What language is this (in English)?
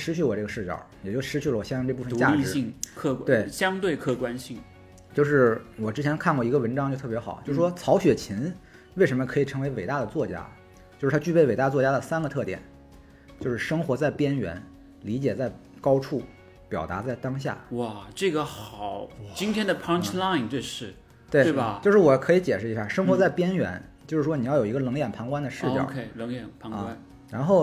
Chinese